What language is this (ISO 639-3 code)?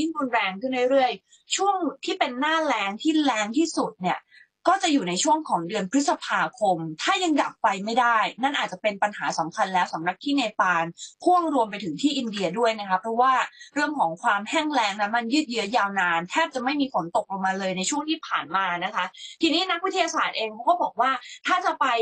tha